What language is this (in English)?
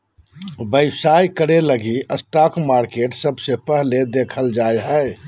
Magahi